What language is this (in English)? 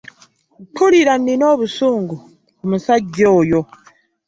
Ganda